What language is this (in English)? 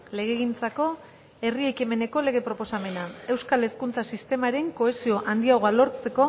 Basque